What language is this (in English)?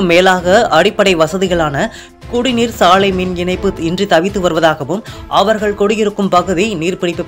Vietnamese